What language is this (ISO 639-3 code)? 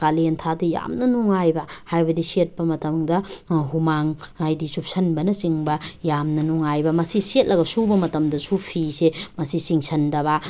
mni